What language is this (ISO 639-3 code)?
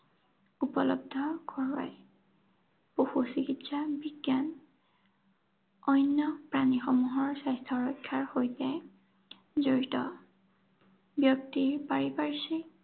asm